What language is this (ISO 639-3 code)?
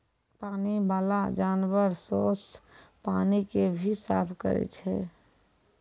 mai